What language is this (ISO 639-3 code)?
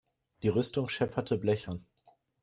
deu